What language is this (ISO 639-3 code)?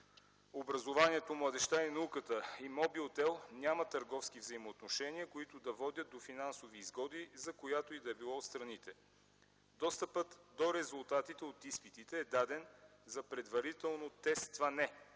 bul